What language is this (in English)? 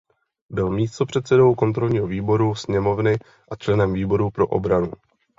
Czech